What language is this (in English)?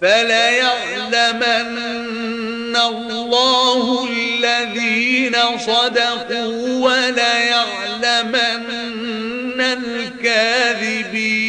Arabic